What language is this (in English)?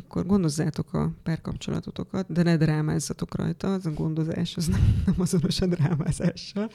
Hungarian